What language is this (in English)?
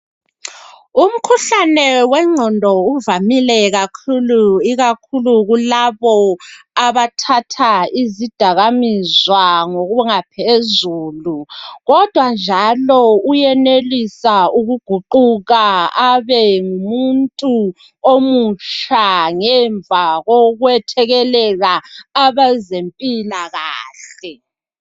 North Ndebele